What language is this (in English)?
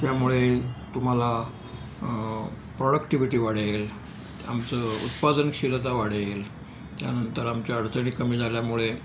Marathi